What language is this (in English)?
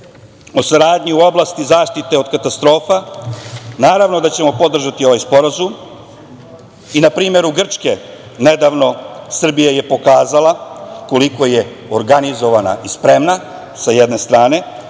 Serbian